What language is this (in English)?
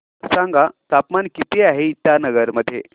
Marathi